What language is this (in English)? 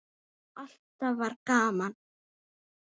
Icelandic